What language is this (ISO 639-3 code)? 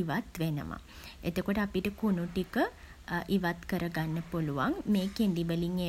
sin